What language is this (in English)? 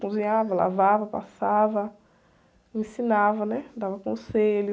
Portuguese